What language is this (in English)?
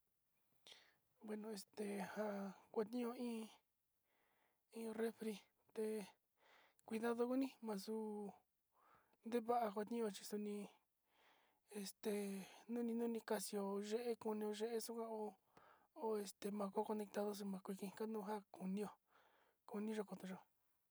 Sinicahua Mixtec